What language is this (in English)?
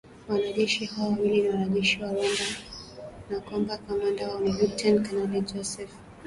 Swahili